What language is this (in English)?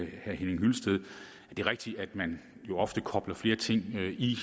Danish